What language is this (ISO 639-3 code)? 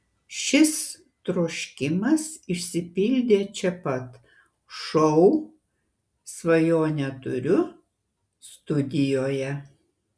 lit